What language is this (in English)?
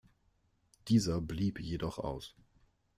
German